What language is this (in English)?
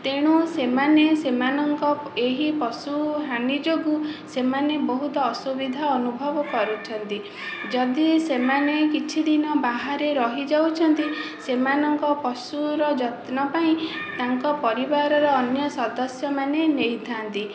Odia